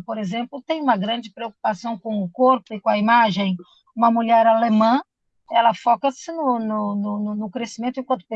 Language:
Portuguese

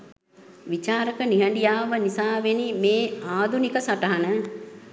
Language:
Sinhala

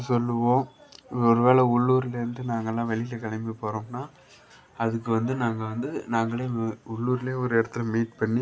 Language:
Tamil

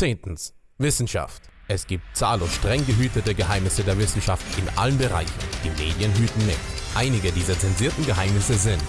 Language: German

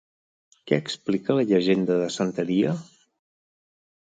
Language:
Catalan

